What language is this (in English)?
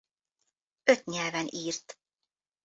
Hungarian